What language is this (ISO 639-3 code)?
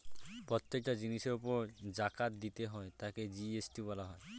ben